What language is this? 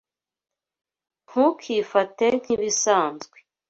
Kinyarwanda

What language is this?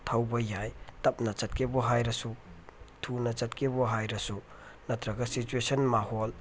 Manipuri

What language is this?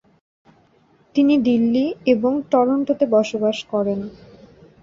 Bangla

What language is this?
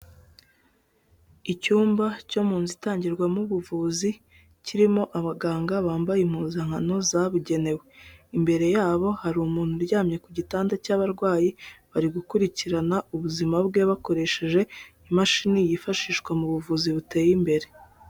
Kinyarwanda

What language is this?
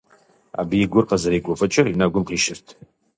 Kabardian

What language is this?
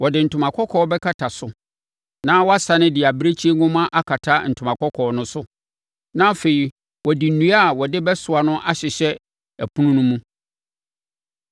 Akan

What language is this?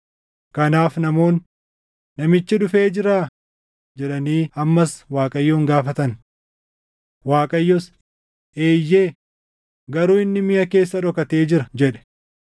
Oromo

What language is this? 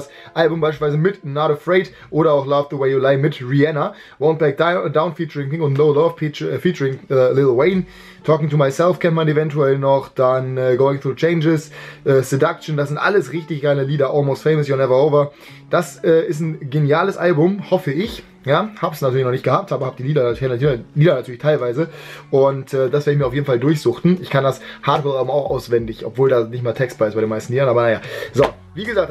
German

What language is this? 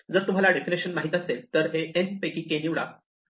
Marathi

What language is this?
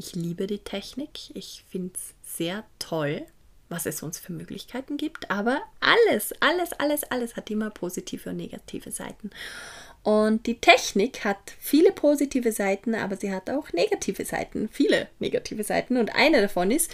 German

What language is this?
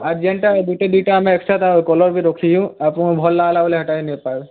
Odia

